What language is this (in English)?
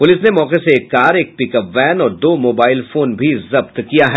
Hindi